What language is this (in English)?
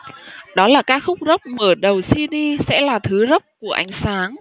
Vietnamese